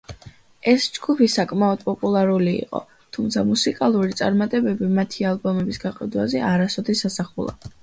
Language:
Georgian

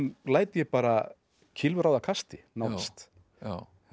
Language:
Icelandic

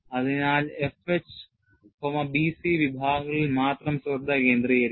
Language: Malayalam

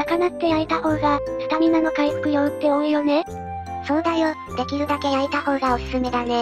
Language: Japanese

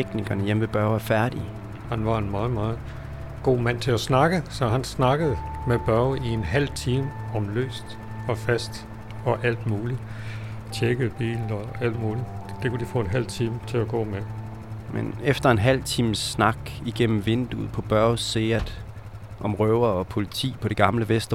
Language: Danish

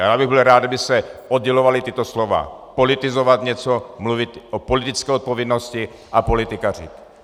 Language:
Czech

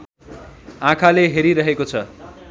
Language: Nepali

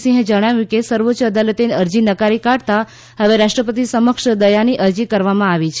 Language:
Gujarati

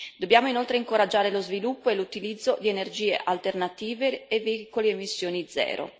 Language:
Italian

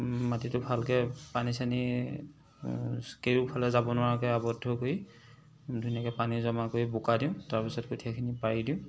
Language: Assamese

